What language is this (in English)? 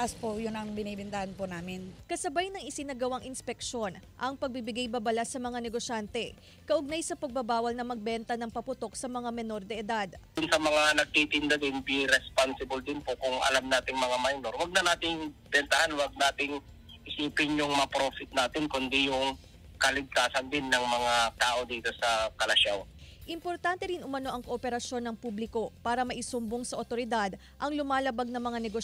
Filipino